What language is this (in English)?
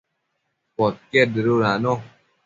Matsés